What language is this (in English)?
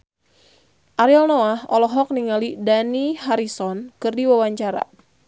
Sundanese